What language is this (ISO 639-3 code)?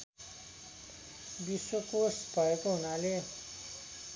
nep